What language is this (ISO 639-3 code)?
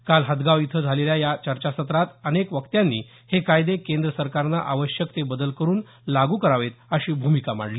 mar